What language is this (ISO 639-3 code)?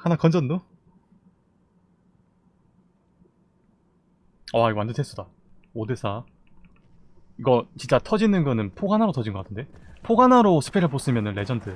kor